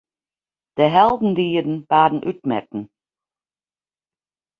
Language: Western Frisian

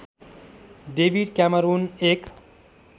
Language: Nepali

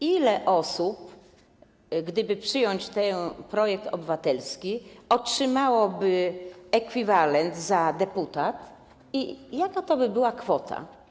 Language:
Polish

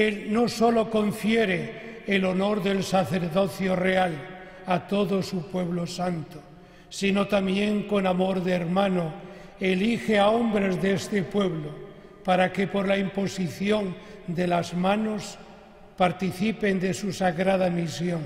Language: Spanish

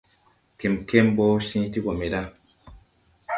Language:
Tupuri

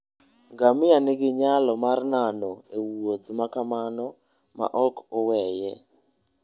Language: Luo (Kenya and Tanzania)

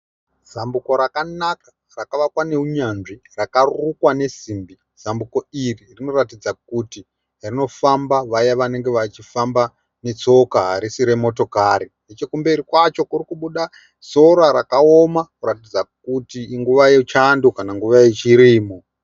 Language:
Shona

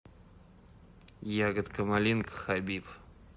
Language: Russian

